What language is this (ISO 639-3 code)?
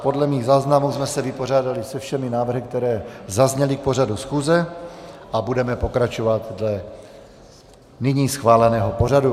ces